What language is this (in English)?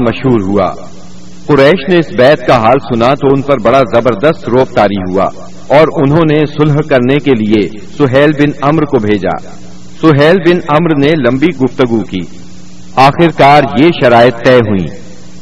Urdu